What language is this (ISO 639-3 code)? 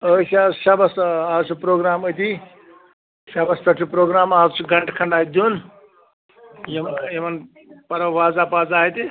kas